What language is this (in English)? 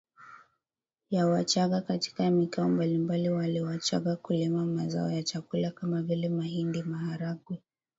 Swahili